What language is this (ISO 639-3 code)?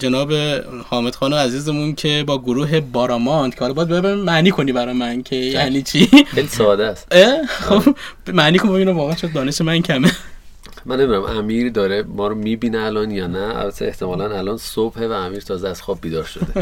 fas